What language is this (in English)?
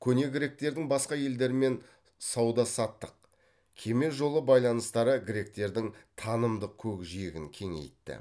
Kazakh